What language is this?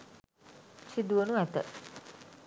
Sinhala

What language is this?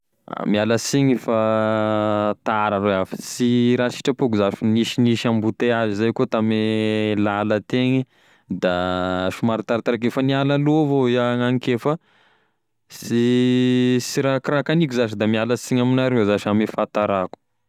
Tesaka Malagasy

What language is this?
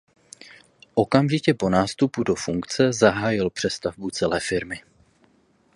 Czech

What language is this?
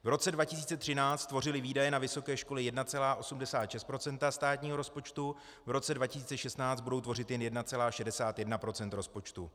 Czech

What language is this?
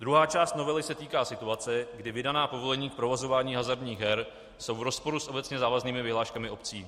Czech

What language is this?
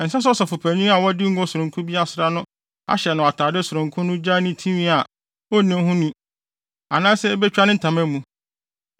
Akan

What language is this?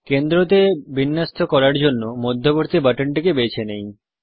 Bangla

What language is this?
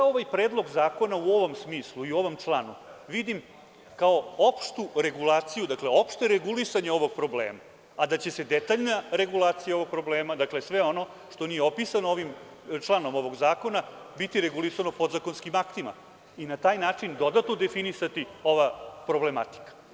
Serbian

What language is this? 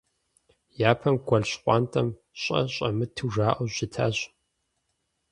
Kabardian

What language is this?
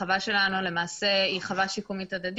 Hebrew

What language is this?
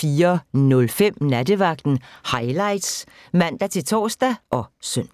Danish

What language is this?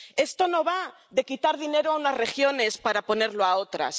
Spanish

